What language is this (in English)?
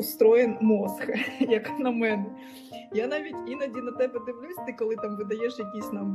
Ukrainian